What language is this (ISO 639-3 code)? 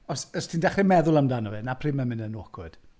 cym